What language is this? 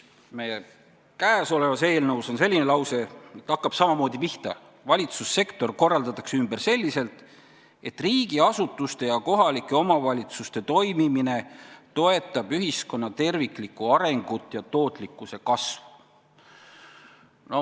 Estonian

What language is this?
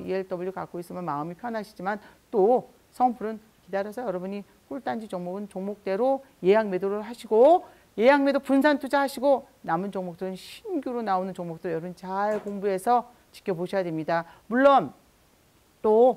Korean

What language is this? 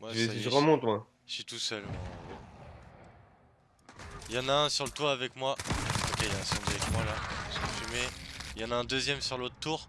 French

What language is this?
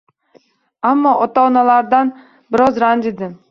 Uzbek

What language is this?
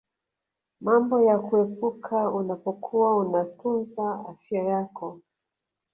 Swahili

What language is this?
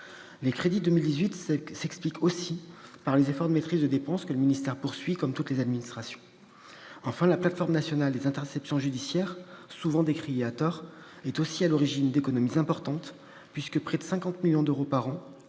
French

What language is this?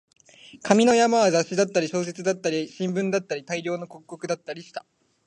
Japanese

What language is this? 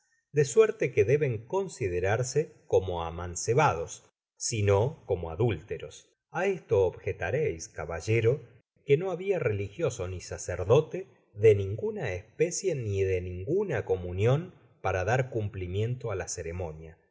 Spanish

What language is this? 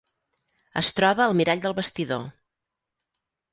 Catalan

